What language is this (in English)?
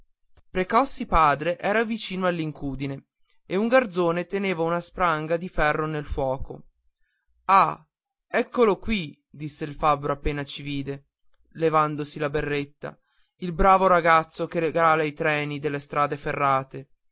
Italian